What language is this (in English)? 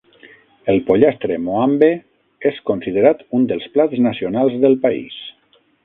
Catalan